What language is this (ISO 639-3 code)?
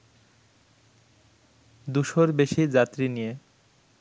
ben